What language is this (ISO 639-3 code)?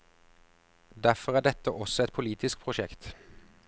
nor